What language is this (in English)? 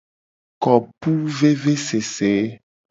Gen